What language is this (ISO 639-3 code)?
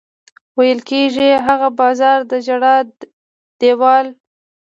pus